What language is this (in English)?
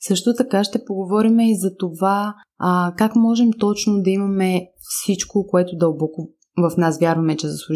Bulgarian